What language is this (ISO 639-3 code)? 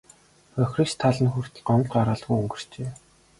mon